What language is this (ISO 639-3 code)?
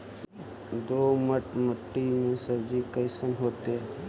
mag